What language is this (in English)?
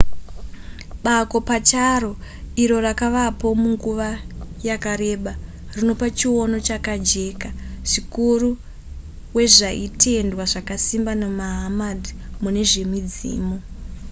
Shona